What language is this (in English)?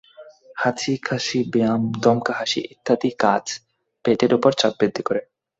Bangla